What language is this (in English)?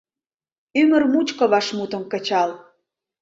Mari